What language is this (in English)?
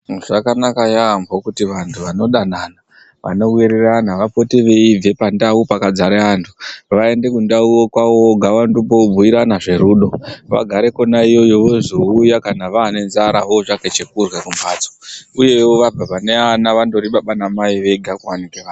Ndau